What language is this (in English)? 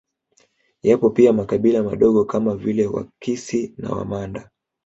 Swahili